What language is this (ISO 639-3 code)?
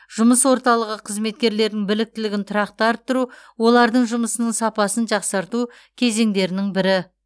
kaz